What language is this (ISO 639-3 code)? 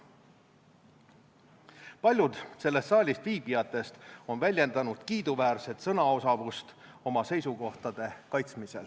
est